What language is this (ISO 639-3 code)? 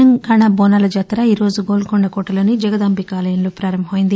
tel